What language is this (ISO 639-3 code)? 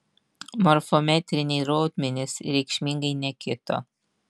lit